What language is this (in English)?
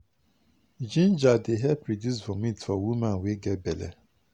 Nigerian Pidgin